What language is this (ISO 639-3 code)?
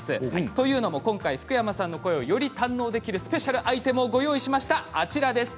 jpn